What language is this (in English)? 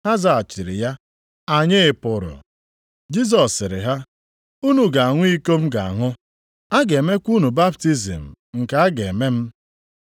Igbo